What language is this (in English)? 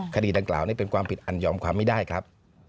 Thai